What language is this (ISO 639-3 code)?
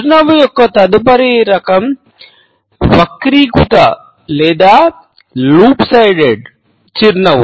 tel